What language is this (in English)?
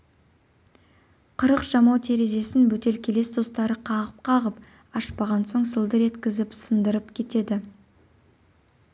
Kazakh